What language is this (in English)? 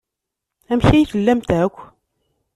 Kabyle